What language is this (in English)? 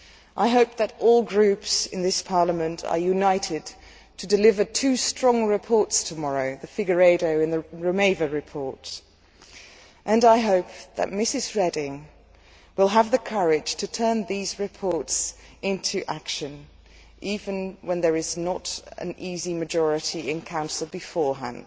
English